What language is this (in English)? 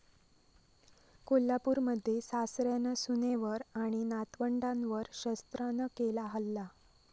Marathi